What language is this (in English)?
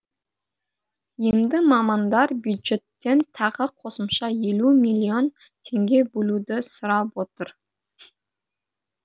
Kazakh